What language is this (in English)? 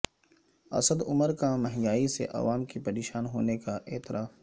Urdu